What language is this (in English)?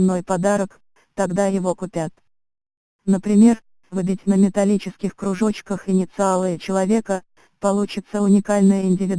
Russian